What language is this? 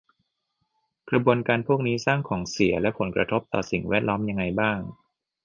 Thai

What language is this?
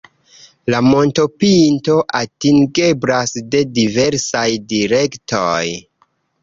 Esperanto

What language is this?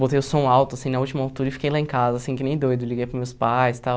Portuguese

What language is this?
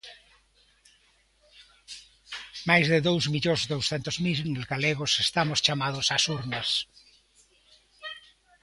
Galician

